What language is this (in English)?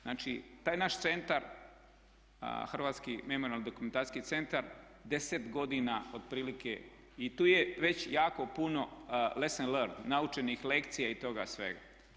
Croatian